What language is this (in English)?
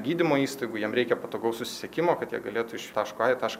Lithuanian